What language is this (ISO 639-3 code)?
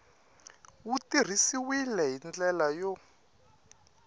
tso